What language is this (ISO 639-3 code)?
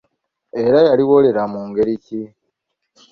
lug